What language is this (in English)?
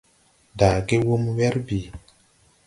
Tupuri